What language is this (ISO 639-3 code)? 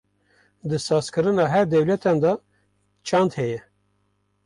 kur